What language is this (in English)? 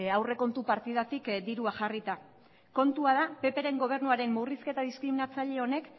Basque